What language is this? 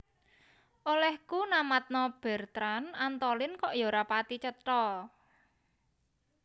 Javanese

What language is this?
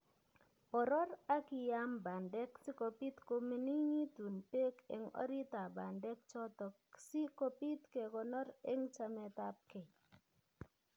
Kalenjin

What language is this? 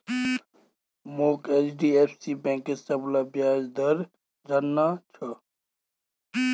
Magahi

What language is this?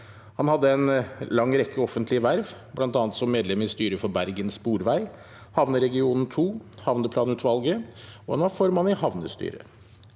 Norwegian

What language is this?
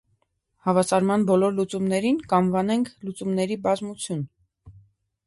Armenian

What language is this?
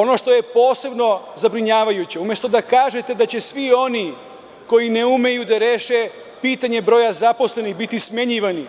Serbian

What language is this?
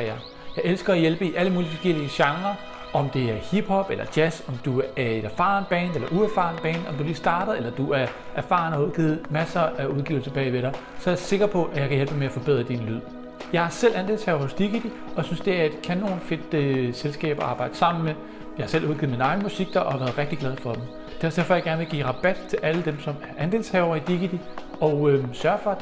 Danish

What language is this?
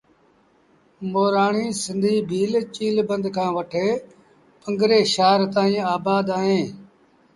Sindhi Bhil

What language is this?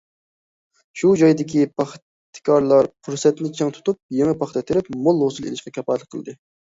Uyghur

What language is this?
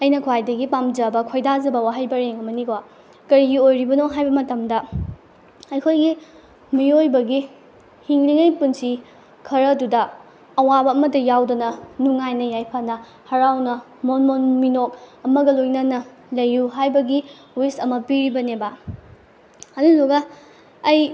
Manipuri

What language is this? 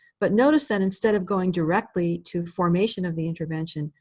English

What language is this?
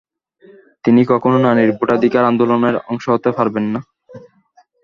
Bangla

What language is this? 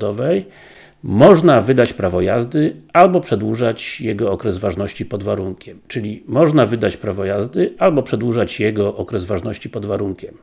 Polish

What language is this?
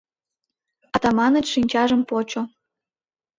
Mari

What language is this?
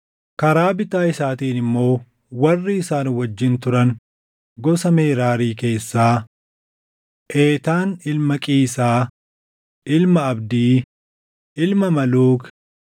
Oromo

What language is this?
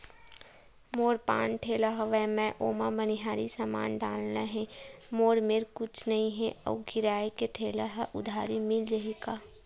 Chhattisgarhi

